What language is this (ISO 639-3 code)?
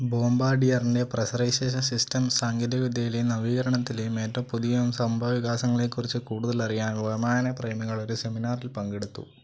mal